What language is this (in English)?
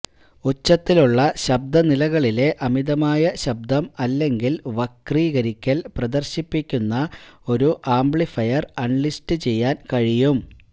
Malayalam